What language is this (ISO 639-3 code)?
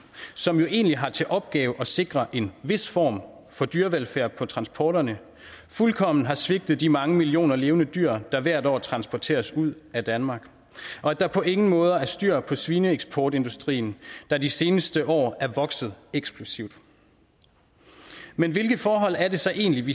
dan